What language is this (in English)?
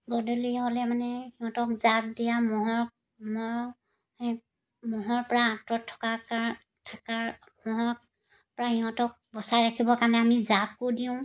Assamese